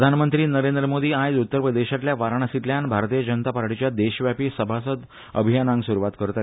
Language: Konkani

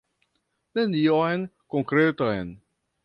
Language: Esperanto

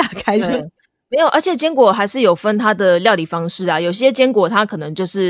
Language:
Chinese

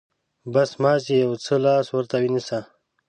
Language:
Pashto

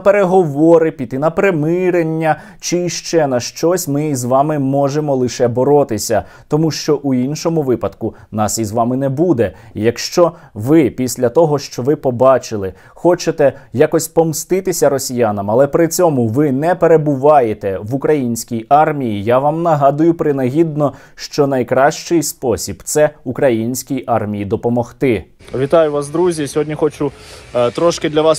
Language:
Ukrainian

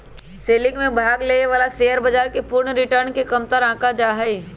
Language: Magahi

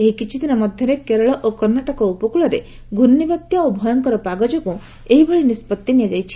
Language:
Odia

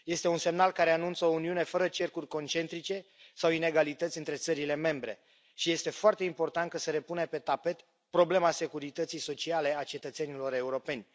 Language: Romanian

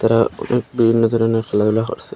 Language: Bangla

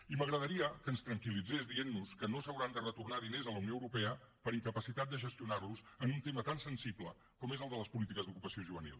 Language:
Catalan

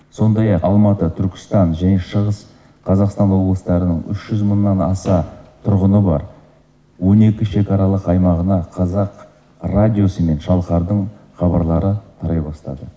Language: Kazakh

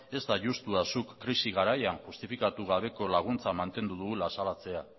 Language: Basque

